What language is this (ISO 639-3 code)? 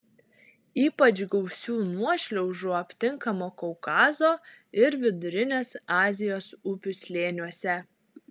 lit